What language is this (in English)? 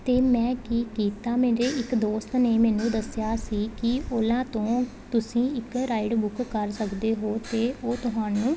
Punjabi